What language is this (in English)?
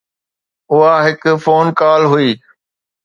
Sindhi